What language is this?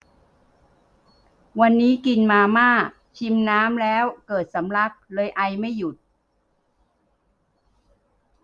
Thai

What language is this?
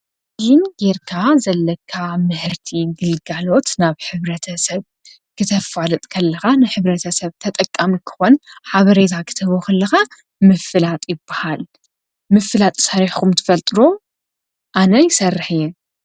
Tigrinya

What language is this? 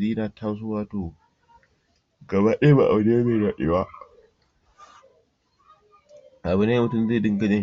Hausa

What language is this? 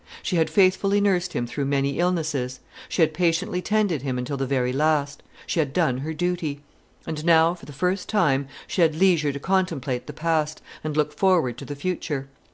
English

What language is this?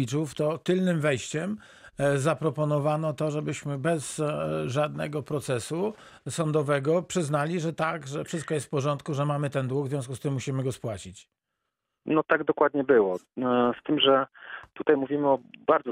Polish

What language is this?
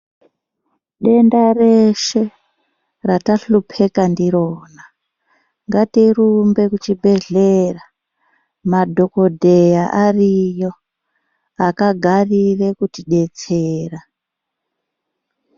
Ndau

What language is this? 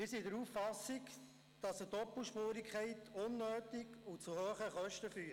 Swiss German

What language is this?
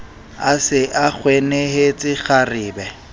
Southern Sotho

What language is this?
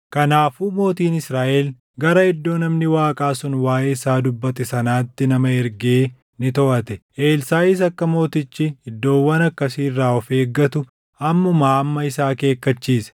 Oromo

